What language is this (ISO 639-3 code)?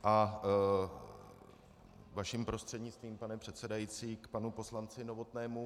ces